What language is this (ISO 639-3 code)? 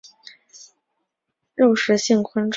zho